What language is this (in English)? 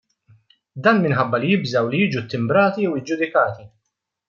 Maltese